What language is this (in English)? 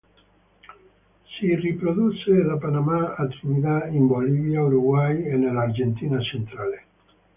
Italian